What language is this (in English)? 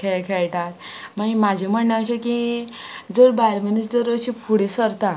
Konkani